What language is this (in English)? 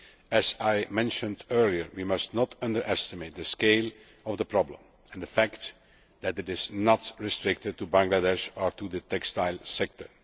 English